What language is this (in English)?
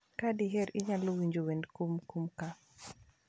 Luo (Kenya and Tanzania)